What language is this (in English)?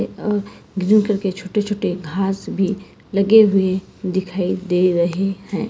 Hindi